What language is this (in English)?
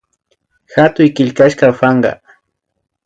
Imbabura Highland Quichua